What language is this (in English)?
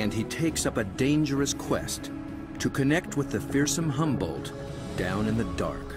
English